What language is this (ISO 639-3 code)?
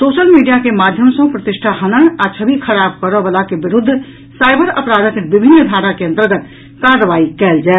mai